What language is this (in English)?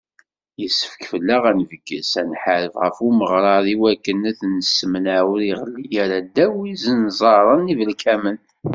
Kabyle